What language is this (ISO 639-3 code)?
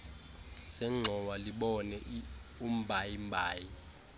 xho